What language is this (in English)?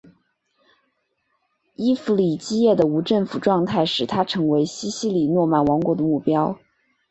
Chinese